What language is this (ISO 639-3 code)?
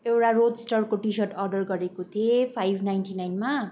nep